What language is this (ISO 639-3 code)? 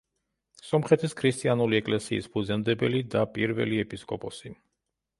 kat